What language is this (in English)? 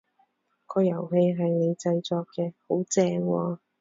Cantonese